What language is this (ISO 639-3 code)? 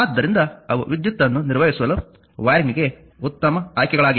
kan